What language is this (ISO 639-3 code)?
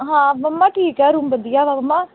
pan